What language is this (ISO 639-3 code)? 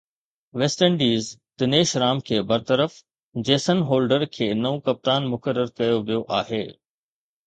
snd